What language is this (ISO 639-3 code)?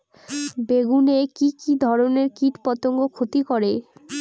ben